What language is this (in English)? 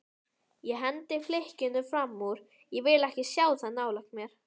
Icelandic